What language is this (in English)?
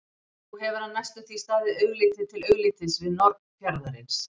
Icelandic